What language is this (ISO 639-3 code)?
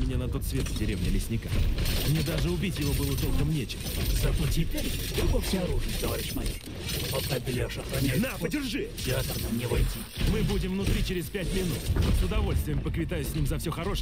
rus